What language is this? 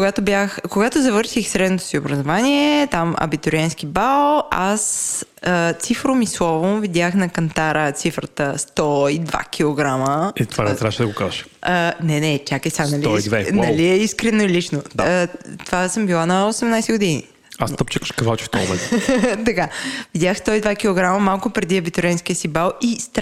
Bulgarian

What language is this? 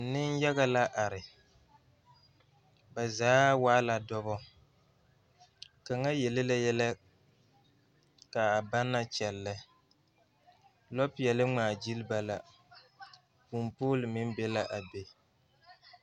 Southern Dagaare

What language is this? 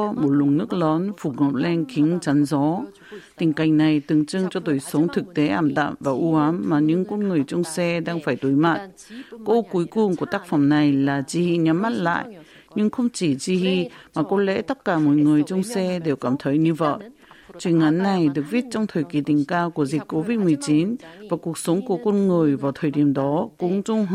Vietnamese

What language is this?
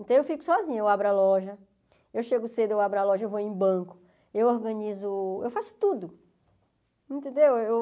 Portuguese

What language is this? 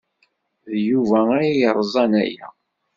Kabyle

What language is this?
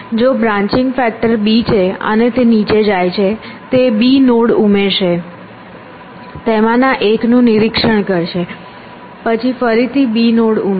Gujarati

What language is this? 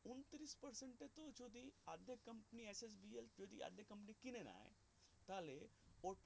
Bangla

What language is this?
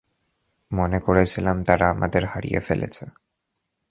Bangla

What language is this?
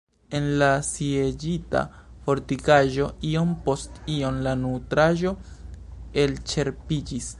Esperanto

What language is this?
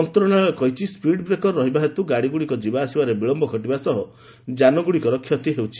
Odia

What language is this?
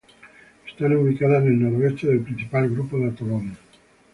Spanish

